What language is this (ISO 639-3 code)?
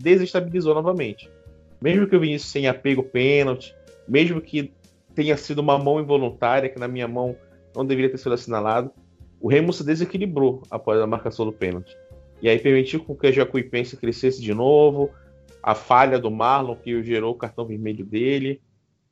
por